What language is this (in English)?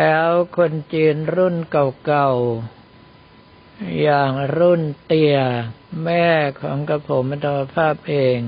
Thai